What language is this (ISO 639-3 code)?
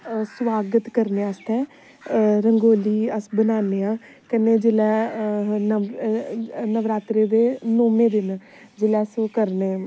doi